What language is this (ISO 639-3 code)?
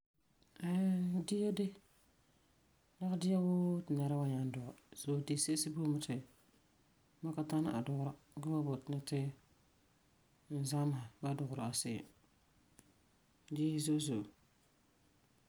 gur